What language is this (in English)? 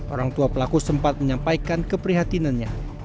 Indonesian